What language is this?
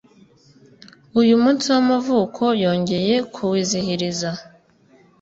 Kinyarwanda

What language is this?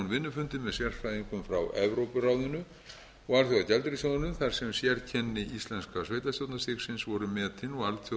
Icelandic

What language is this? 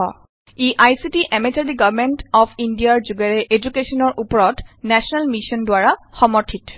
Assamese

